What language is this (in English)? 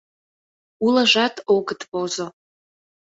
Mari